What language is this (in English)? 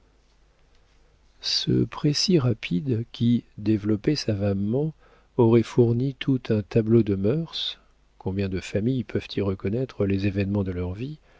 French